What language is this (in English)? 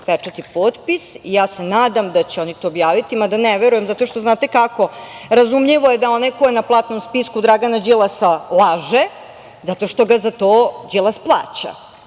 Serbian